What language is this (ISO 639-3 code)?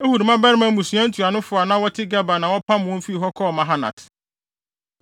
aka